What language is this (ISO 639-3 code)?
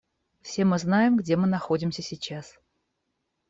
rus